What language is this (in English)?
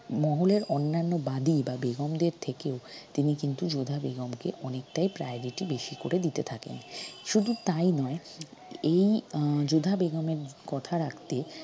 Bangla